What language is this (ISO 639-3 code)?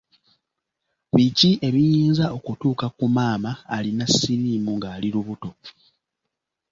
lug